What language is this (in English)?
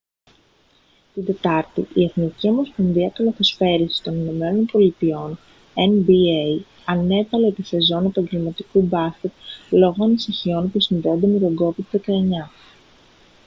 Greek